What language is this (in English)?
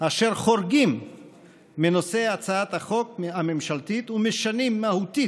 Hebrew